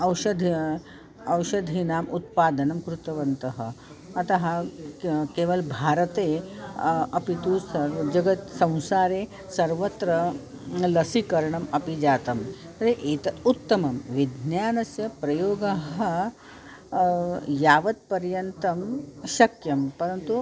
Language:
Sanskrit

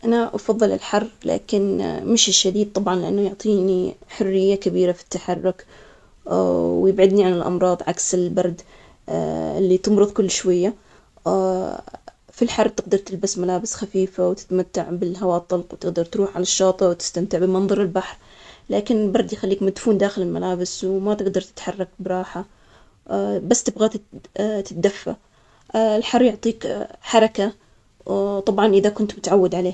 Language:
Omani Arabic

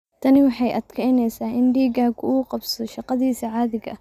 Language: Somali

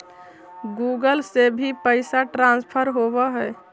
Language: Magahi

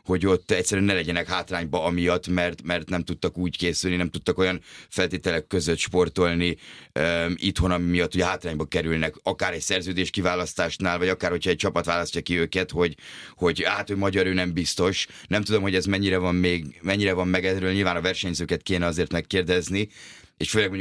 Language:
Hungarian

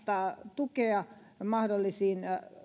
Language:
Finnish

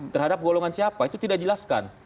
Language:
Indonesian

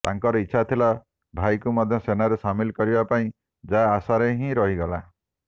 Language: Odia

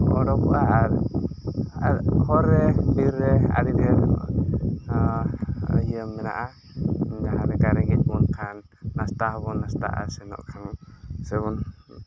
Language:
Santali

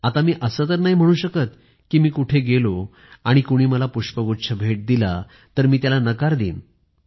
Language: Marathi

